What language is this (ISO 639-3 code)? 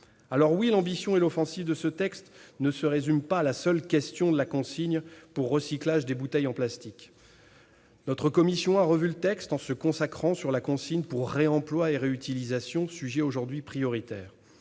fra